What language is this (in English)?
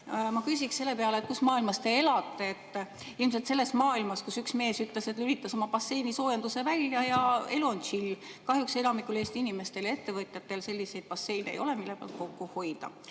Estonian